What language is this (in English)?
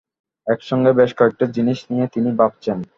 Bangla